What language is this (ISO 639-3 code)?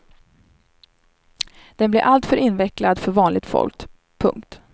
swe